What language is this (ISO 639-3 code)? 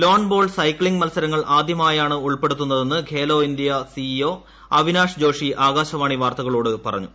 mal